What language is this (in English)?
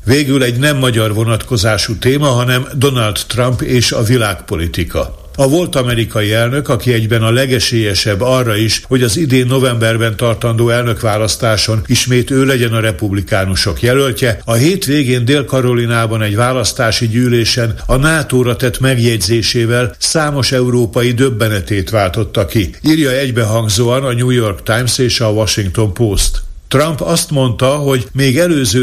Hungarian